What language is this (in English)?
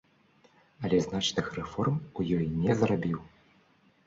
Belarusian